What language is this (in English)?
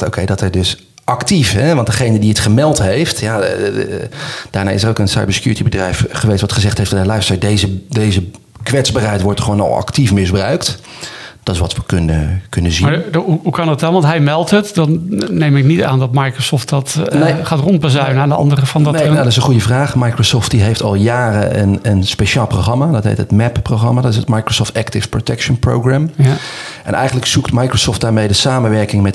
Dutch